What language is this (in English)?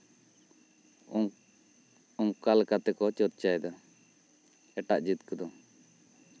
Santali